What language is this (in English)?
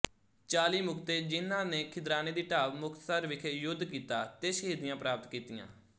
Punjabi